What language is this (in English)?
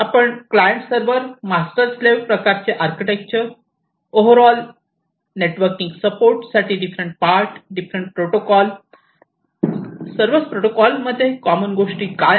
Marathi